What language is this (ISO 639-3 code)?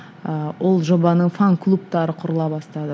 kaz